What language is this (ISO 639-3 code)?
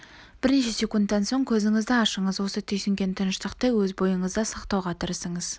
kaz